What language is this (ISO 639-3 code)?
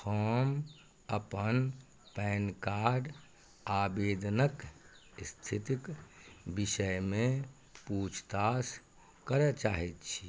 mai